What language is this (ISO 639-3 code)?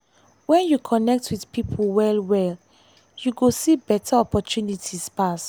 pcm